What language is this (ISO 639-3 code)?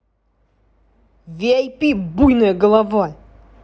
rus